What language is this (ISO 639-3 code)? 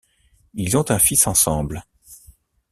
fra